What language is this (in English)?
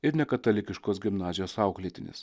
Lithuanian